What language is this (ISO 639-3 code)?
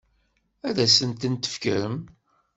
kab